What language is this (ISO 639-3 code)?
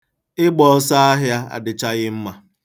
ibo